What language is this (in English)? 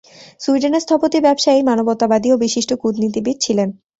Bangla